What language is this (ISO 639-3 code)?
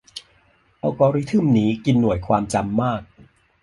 tha